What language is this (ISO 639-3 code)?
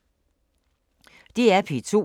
dan